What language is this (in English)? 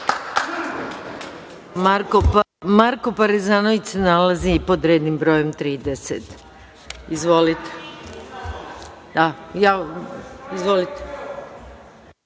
Serbian